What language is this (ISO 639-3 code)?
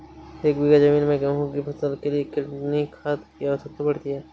hin